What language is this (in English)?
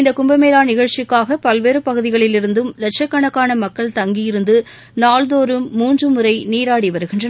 Tamil